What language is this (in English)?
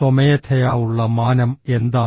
Malayalam